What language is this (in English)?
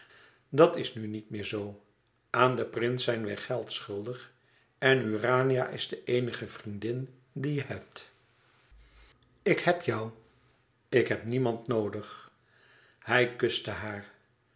Dutch